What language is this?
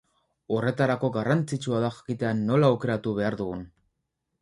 Basque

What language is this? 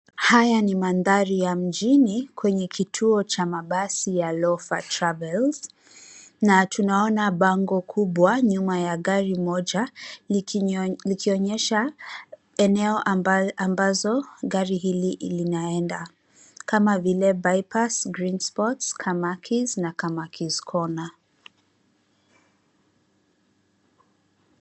Swahili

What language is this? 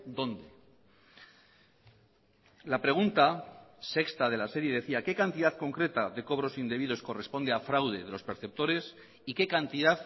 Spanish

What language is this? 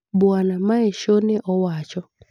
Luo (Kenya and Tanzania)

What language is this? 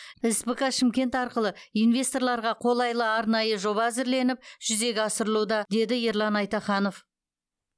Kazakh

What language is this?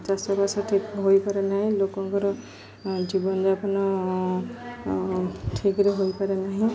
Odia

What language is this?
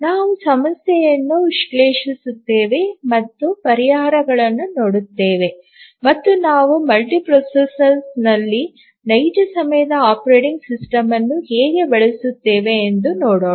Kannada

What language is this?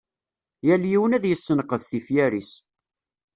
Kabyle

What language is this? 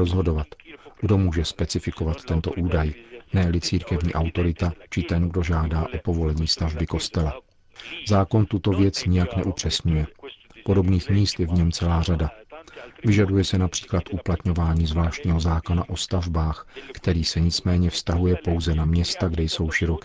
Czech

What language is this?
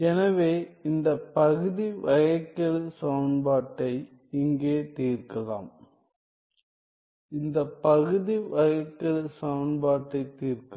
Tamil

